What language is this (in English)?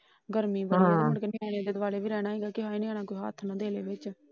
Punjabi